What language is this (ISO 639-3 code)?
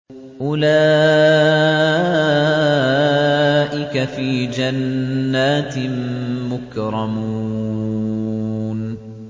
ara